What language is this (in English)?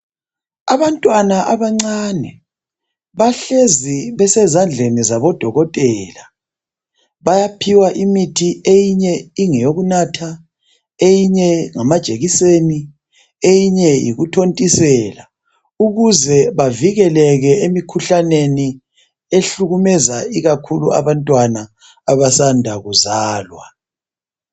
North Ndebele